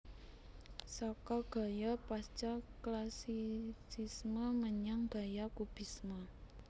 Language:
Javanese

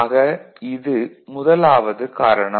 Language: Tamil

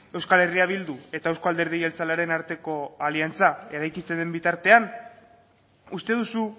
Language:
Basque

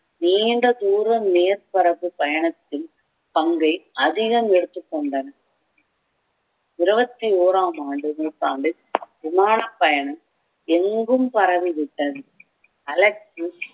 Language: Tamil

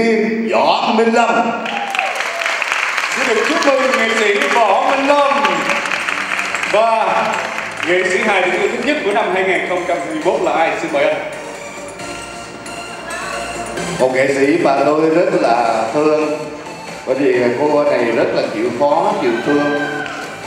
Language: Vietnamese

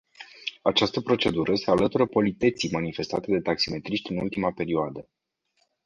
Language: Romanian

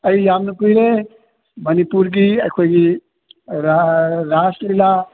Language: Manipuri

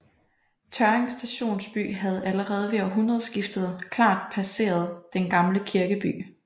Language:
Danish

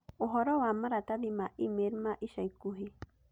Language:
Kikuyu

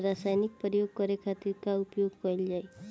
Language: Bhojpuri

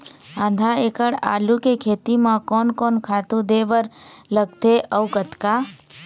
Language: Chhattisgarhi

